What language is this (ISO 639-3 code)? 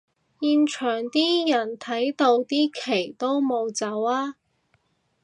yue